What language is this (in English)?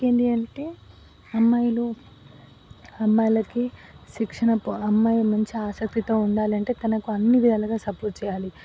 Telugu